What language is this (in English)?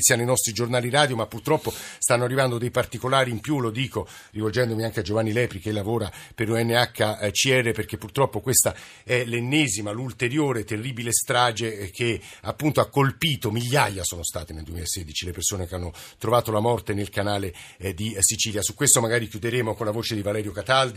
Italian